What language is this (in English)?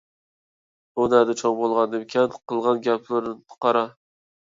Uyghur